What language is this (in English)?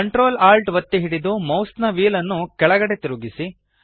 Kannada